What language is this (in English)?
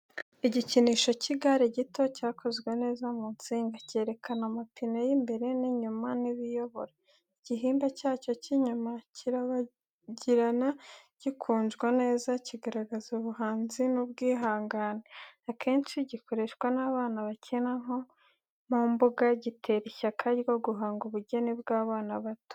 Kinyarwanda